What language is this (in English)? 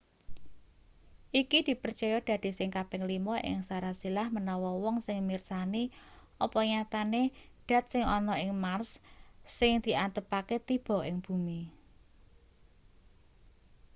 Javanese